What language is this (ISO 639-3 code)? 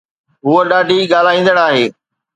snd